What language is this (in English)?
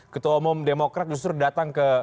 Indonesian